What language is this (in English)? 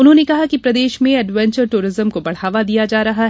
Hindi